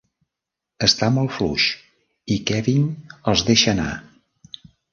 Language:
Catalan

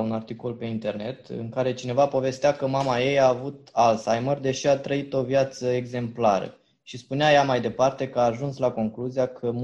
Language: Romanian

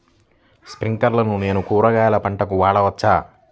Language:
Telugu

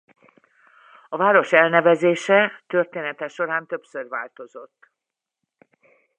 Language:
Hungarian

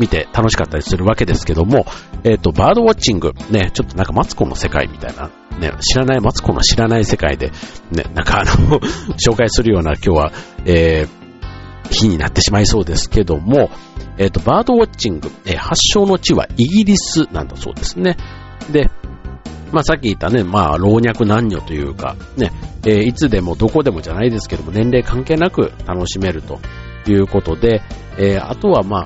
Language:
Japanese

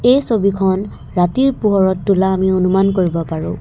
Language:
Assamese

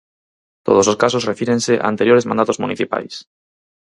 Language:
Galician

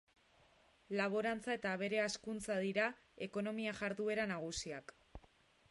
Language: Basque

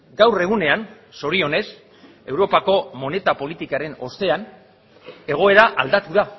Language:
Basque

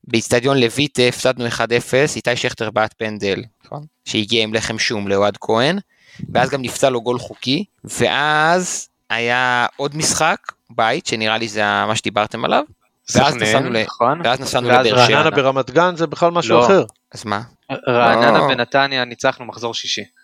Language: Hebrew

